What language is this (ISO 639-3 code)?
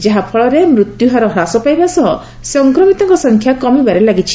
ori